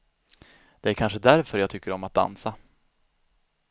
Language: Swedish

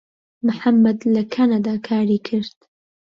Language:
Central Kurdish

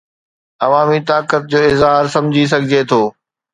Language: Sindhi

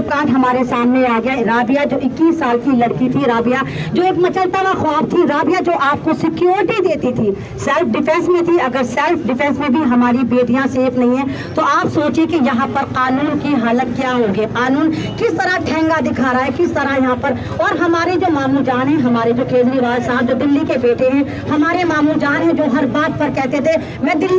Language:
Turkish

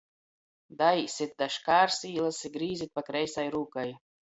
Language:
Latgalian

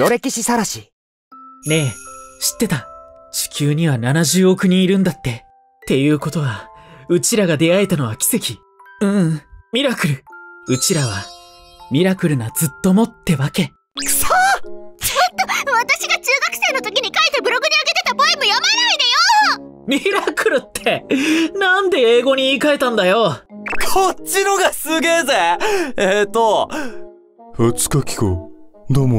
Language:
Japanese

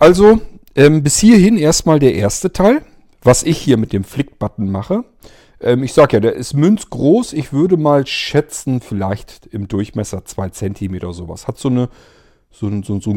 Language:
German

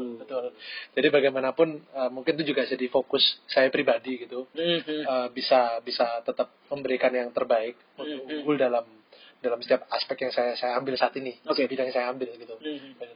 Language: Indonesian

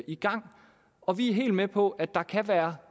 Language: Danish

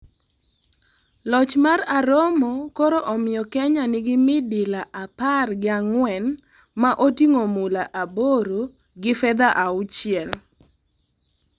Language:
Luo (Kenya and Tanzania)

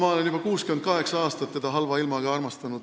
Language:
Estonian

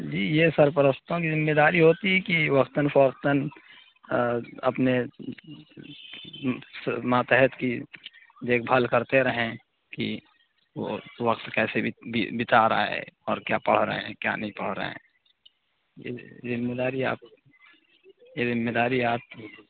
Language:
Urdu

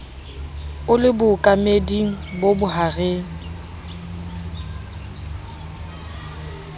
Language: Southern Sotho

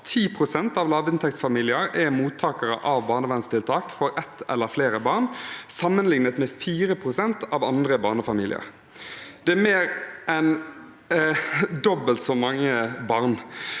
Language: Norwegian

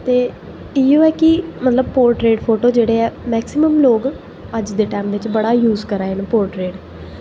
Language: Dogri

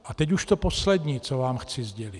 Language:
Czech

